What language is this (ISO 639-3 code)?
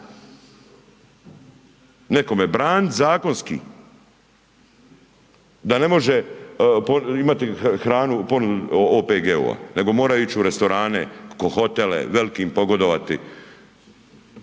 hrv